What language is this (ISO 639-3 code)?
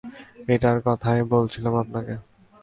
ben